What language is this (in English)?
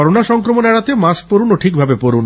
Bangla